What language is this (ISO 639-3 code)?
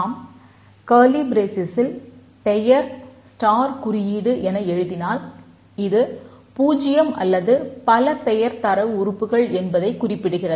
tam